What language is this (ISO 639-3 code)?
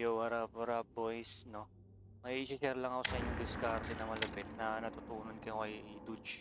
fil